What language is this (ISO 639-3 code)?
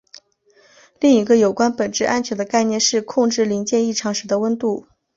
zho